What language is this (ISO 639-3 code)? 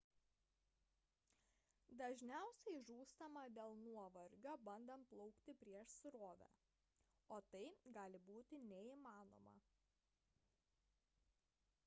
lit